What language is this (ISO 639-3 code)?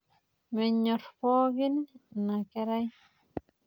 mas